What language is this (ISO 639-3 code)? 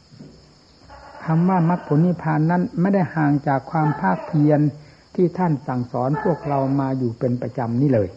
tha